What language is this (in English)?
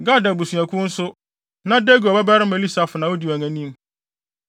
Akan